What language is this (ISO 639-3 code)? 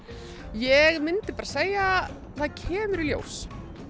isl